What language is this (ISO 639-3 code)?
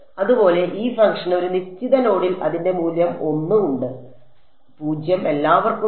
mal